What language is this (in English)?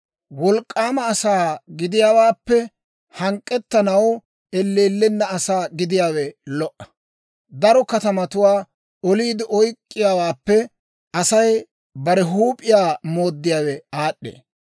Dawro